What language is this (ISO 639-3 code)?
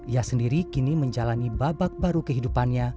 ind